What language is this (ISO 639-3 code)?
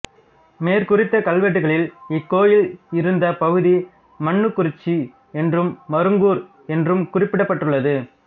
tam